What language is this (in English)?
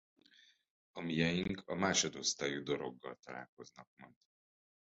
Hungarian